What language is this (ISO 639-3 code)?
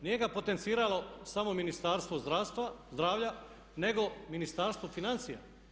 hrv